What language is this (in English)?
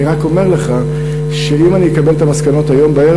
Hebrew